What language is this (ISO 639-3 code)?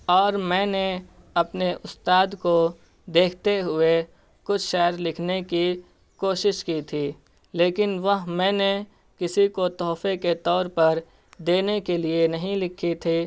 urd